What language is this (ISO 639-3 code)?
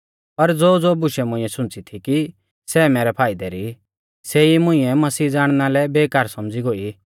bfz